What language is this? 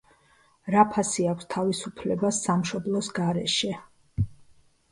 Georgian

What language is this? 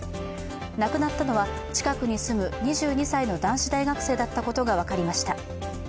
Japanese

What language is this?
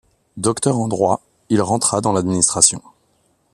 French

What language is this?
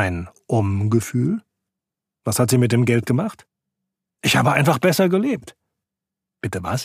German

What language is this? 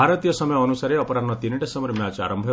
Odia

